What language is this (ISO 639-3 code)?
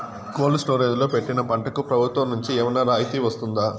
tel